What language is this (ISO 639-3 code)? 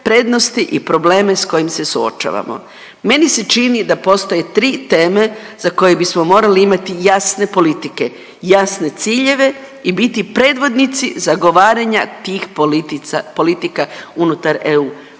hrv